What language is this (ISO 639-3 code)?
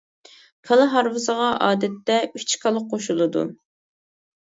uig